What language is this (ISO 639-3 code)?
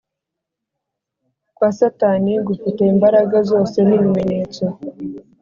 kin